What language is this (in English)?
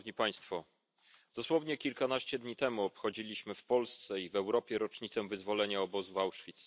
Polish